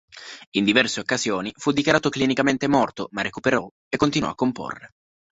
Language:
Italian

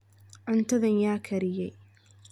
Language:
Somali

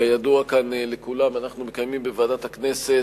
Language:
Hebrew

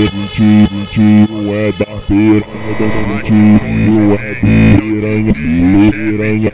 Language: Arabic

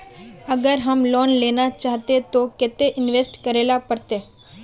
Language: Magahi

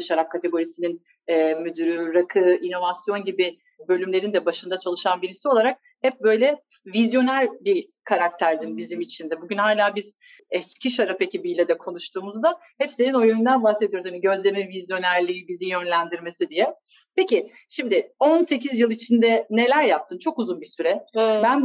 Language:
Turkish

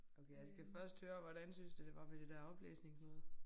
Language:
Danish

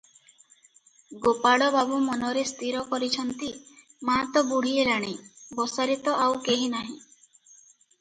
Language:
Odia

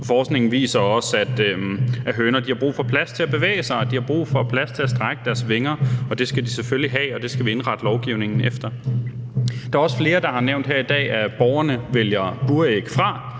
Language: Danish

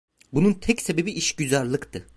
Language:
Turkish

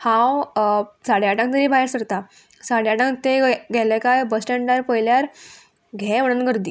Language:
Konkani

